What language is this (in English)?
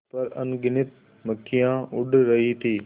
Hindi